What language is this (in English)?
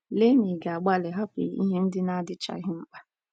Igbo